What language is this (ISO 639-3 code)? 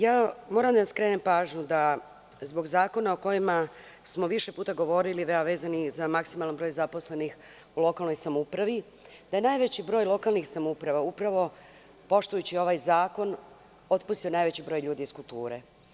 srp